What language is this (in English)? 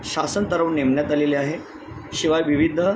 Marathi